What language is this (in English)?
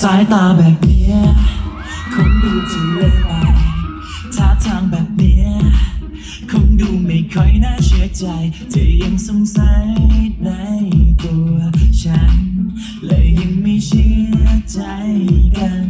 Thai